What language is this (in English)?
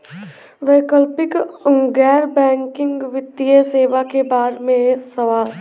Bhojpuri